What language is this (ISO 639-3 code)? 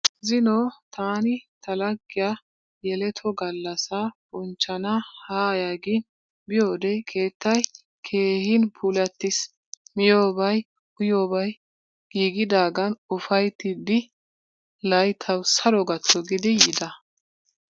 wal